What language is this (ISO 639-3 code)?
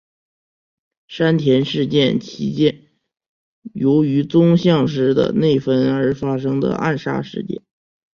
zho